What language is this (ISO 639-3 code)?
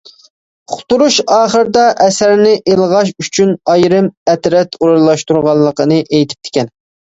uig